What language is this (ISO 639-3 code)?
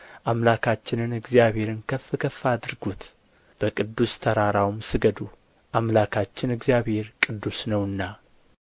amh